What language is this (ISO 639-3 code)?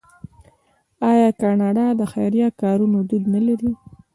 pus